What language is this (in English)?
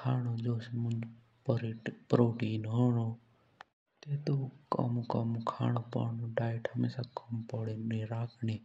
Jaunsari